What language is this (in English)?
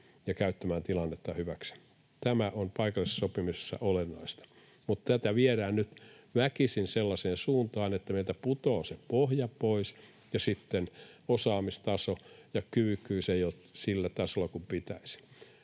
Finnish